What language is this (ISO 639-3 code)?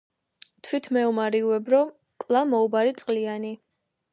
kat